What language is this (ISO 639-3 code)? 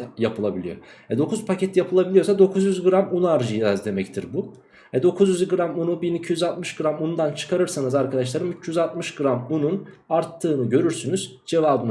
tur